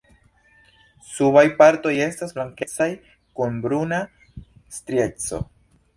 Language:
Esperanto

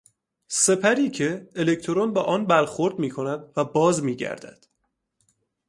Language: Persian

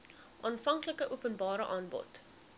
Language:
Afrikaans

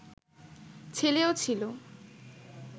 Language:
Bangla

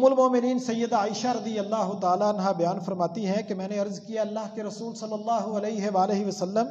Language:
Arabic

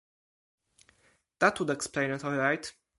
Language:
English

